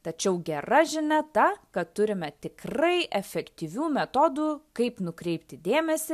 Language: Lithuanian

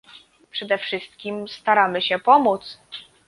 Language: Polish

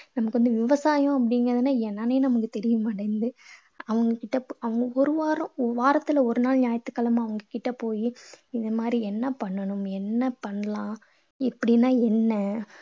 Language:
Tamil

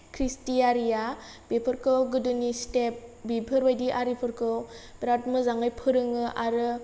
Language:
Bodo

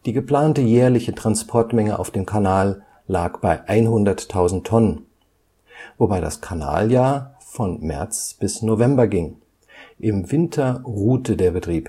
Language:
German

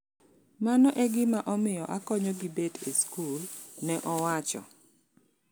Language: Luo (Kenya and Tanzania)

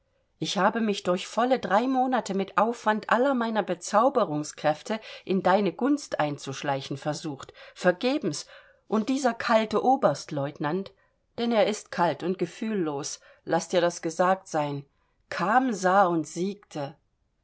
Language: German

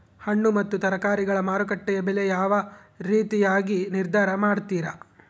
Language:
Kannada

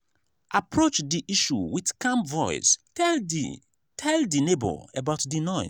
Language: Nigerian Pidgin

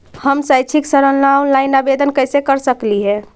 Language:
Magahi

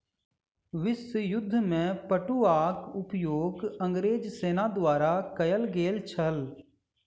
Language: Maithili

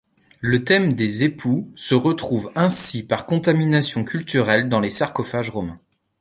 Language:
French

